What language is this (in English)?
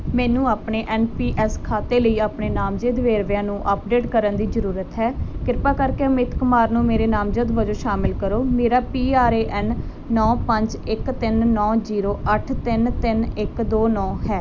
Punjabi